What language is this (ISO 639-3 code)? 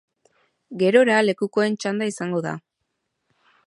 eus